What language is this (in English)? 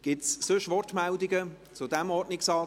Swiss German